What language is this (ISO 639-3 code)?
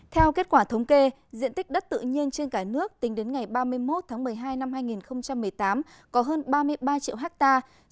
vie